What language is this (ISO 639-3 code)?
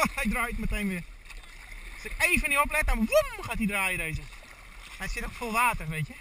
nld